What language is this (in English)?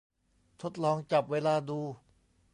Thai